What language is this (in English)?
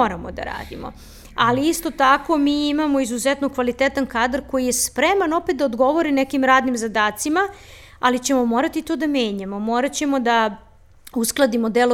Croatian